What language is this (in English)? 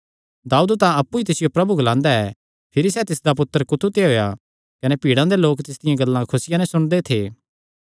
Kangri